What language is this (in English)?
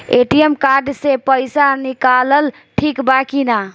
Bhojpuri